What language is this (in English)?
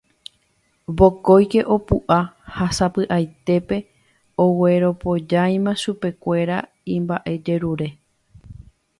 Guarani